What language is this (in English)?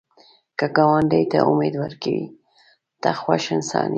Pashto